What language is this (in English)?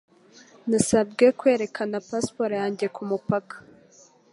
Kinyarwanda